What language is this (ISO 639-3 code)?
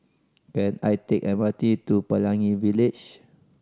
eng